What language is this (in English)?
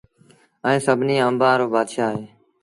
Sindhi Bhil